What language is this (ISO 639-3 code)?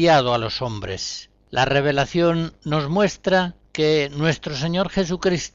spa